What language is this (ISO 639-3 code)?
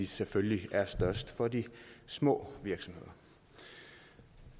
dan